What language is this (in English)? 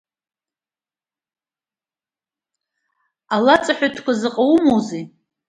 Abkhazian